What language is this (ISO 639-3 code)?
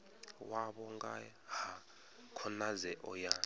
ven